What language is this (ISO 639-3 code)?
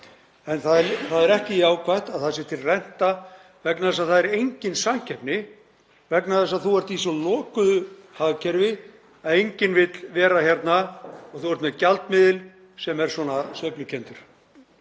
isl